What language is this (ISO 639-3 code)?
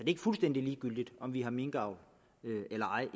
dan